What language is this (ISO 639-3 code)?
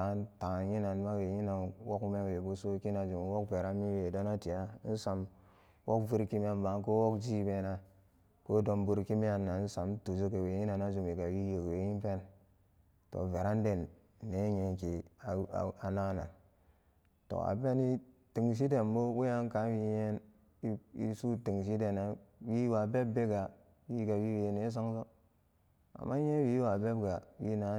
ccg